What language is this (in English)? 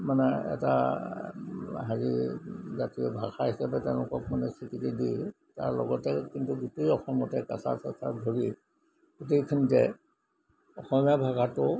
Assamese